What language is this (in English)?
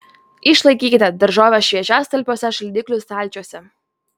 Lithuanian